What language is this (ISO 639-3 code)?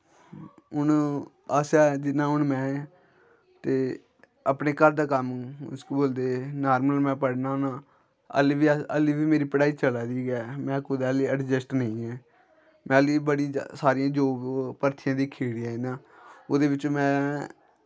doi